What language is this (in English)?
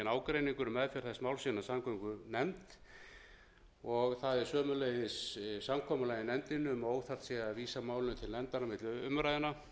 Icelandic